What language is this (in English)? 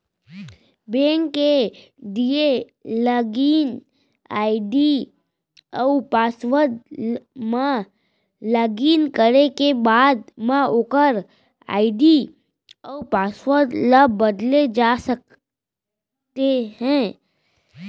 Chhattisgarhi